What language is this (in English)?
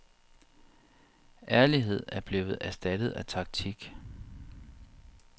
Danish